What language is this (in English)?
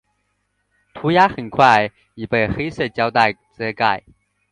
Chinese